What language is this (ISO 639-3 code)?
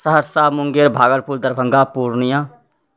mai